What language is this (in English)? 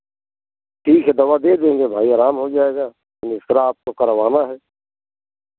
Hindi